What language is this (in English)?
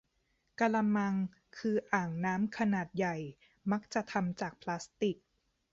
Thai